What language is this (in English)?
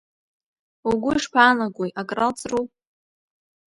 Abkhazian